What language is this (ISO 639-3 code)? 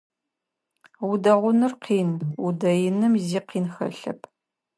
ady